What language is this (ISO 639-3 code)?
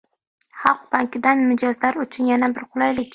uzb